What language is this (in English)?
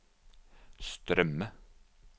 Norwegian